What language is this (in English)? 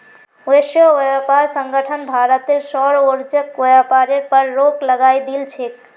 Magahi